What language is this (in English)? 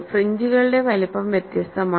Malayalam